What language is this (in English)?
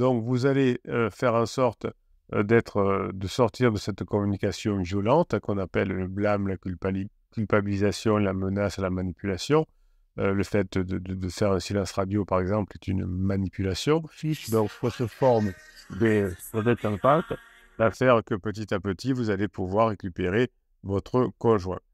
French